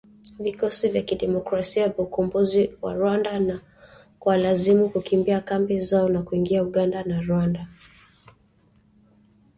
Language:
Swahili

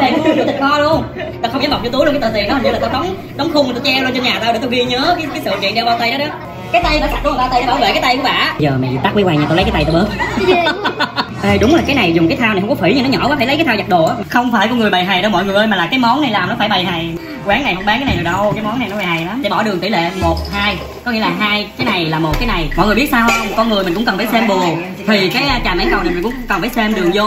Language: Vietnamese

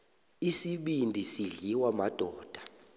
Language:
South Ndebele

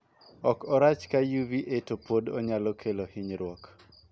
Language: Luo (Kenya and Tanzania)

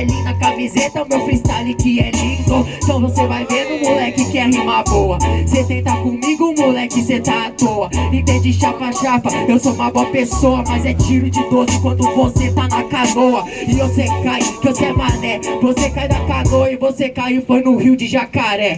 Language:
Portuguese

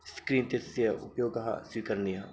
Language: Sanskrit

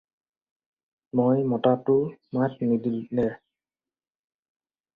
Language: Assamese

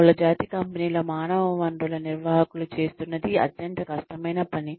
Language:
Telugu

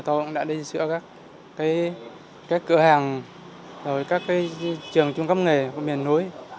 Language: Vietnamese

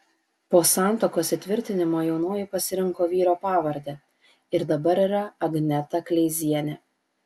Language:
Lithuanian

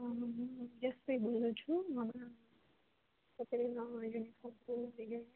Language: Gujarati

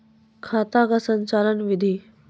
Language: Maithili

